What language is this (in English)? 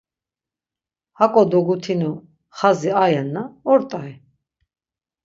Laz